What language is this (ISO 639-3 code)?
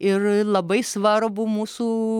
lit